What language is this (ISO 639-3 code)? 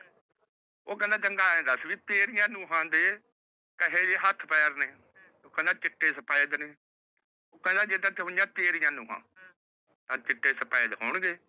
pan